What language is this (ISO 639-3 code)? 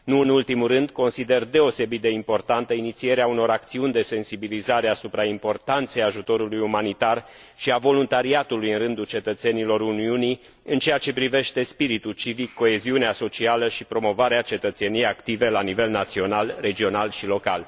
ron